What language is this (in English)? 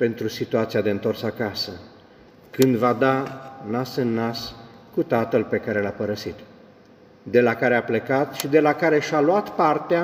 Romanian